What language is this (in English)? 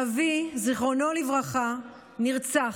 Hebrew